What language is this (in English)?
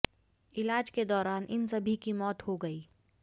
Hindi